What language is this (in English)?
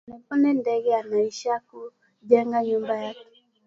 Swahili